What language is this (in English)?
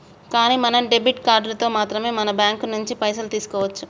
Telugu